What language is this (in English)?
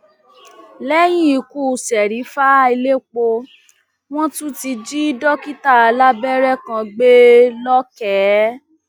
Yoruba